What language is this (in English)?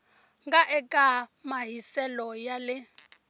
Tsonga